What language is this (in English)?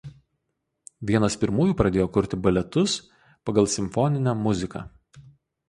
Lithuanian